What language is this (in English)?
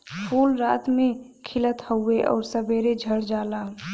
Bhojpuri